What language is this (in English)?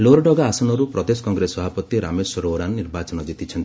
Odia